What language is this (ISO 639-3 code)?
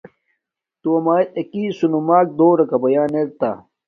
dmk